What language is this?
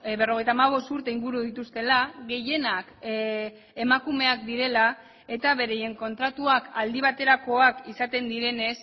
Basque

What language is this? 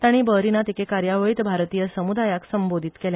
Konkani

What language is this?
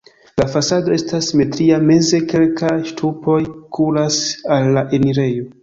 Esperanto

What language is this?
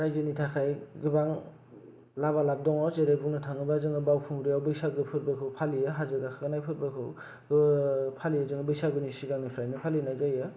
Bodo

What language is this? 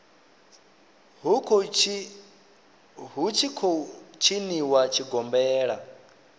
Venda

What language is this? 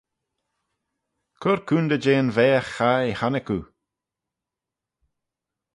Manx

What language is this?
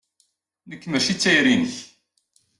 Kabyle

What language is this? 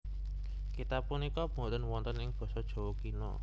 Javanese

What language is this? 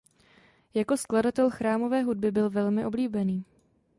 Czech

